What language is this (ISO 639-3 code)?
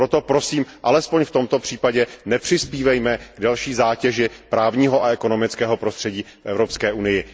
ces